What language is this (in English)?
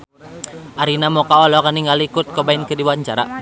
Sundanese